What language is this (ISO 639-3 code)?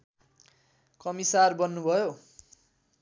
nep